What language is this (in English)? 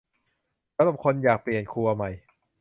Thai